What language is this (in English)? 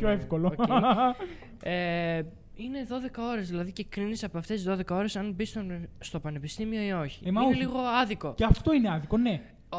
Greek